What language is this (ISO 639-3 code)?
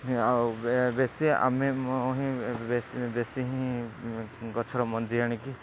ori